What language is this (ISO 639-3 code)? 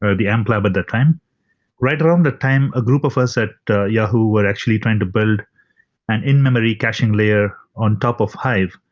eng